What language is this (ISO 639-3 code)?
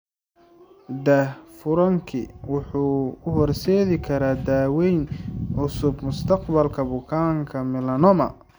som